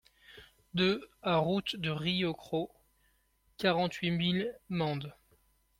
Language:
French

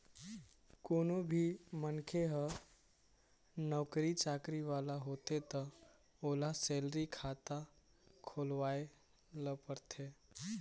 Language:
Chhattisgarhi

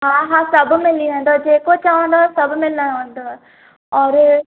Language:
Sindhi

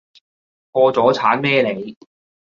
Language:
Cantonese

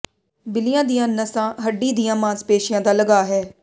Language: Punjabi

